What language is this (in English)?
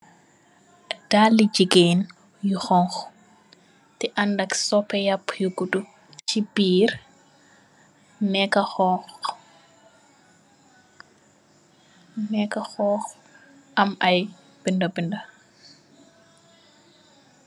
Wolof